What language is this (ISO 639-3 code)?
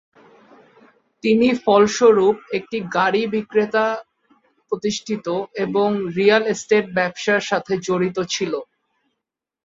ben